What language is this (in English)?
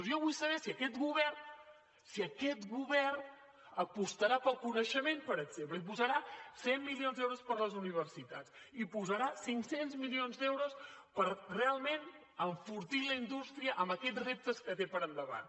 Catalan